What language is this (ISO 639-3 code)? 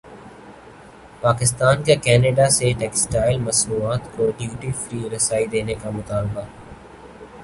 urd